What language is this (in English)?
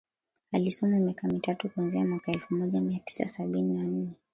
Swahili